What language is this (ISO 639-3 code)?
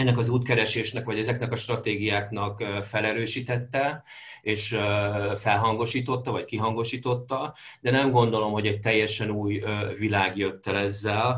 hun